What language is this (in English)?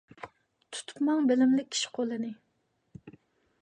Uyghur